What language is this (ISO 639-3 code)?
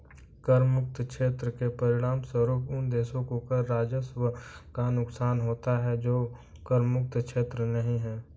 hin